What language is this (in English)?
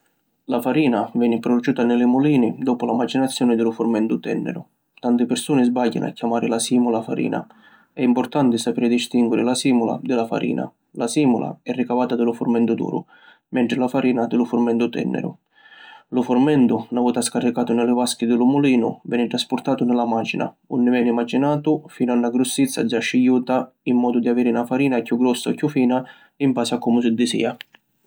Sicilian